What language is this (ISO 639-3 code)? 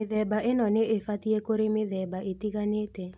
kik